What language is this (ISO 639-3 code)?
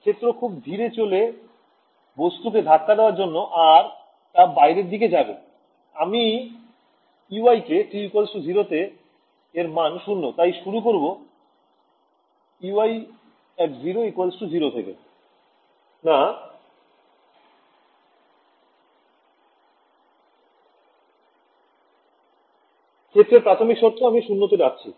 ben